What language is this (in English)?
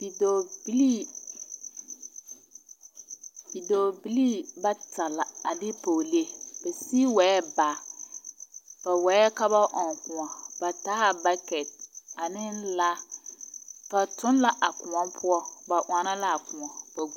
Southern Dagaare